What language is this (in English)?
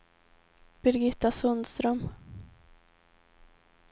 Swedish